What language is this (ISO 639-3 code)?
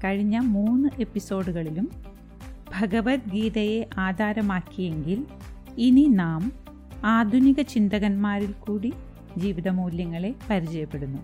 mal